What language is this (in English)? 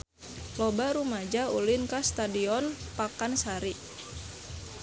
Sundanese